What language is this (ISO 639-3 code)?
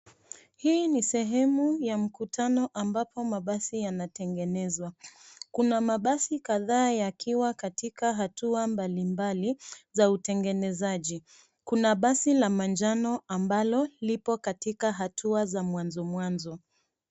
swa